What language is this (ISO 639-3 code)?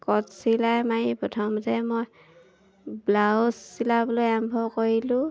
asm